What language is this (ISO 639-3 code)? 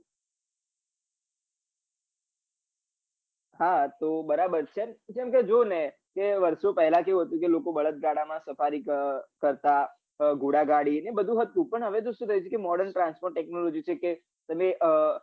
guj